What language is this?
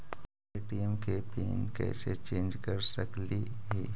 Magahi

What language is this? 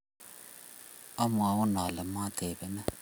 Kalenjin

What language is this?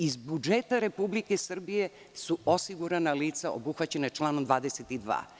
Serbian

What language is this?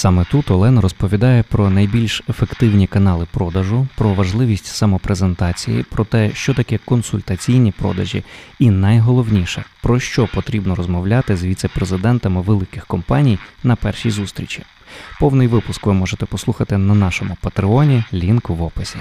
Ukrainian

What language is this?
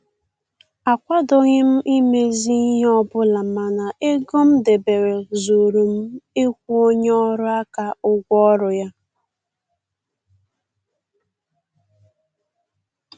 Igbo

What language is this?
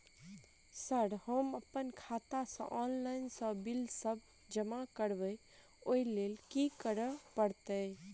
Maithili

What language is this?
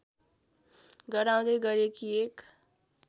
Nepali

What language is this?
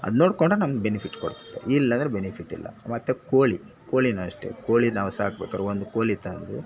Kannada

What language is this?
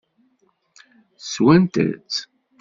Kabyle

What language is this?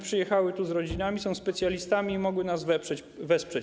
Polish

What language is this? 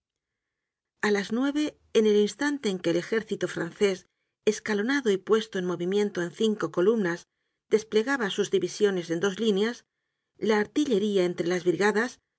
Spanish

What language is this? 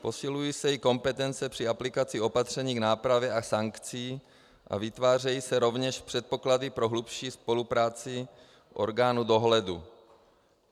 Czech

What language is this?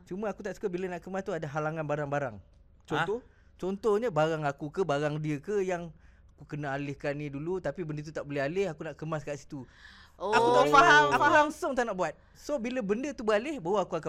Malay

